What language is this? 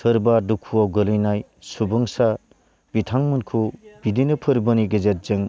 Bodo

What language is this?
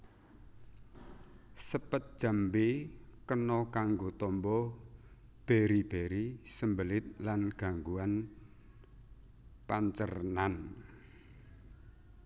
Javanese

